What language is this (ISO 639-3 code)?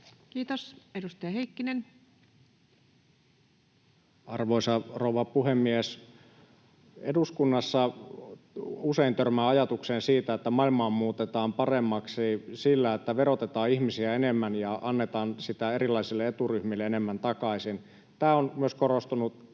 fin